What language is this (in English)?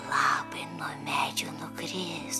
Lithuanian